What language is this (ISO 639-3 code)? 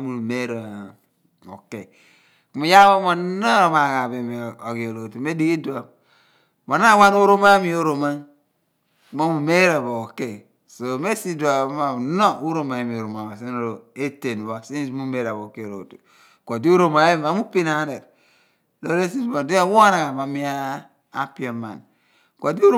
abn